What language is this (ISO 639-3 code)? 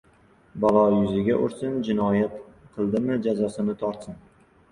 uzb